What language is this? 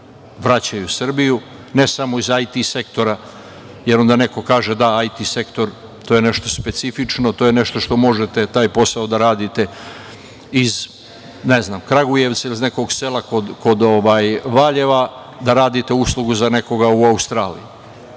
Serbian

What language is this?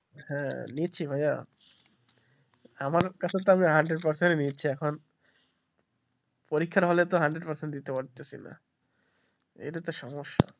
Bangla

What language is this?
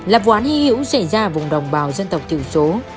Vietnamese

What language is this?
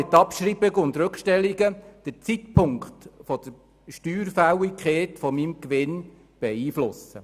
Swiss German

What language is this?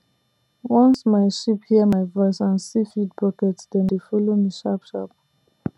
Nigerian Pidgin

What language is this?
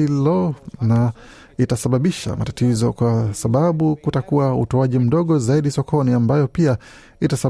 Swahili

